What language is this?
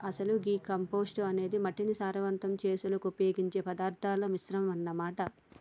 Telugu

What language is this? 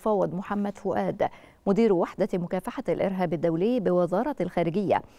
Arabic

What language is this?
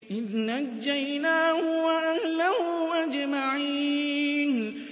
Arabic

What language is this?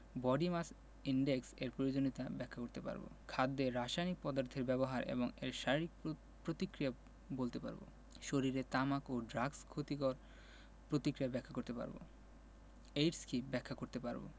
Bangla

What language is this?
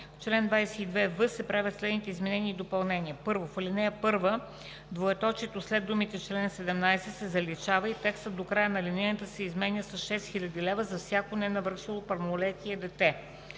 Bulgarian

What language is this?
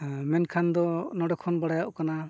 Santali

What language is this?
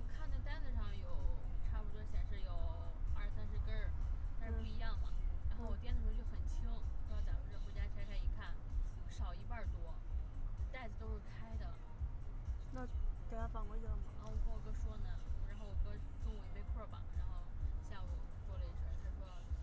Chinese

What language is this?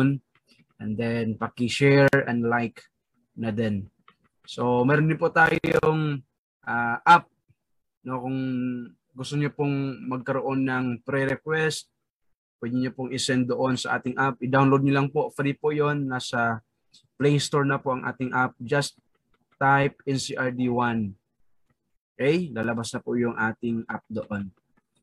Filipino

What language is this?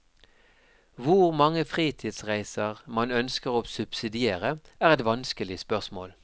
Norwegian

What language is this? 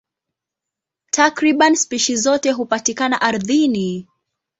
Swahili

